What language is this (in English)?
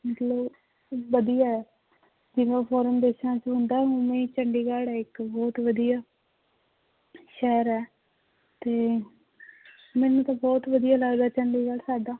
Punjabi